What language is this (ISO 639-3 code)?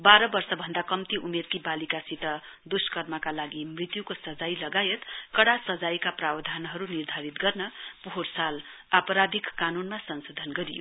nep